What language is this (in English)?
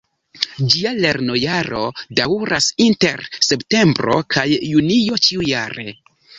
Esperanto